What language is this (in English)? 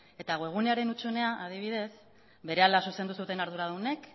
Basque